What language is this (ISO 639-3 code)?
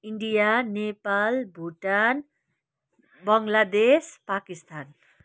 nep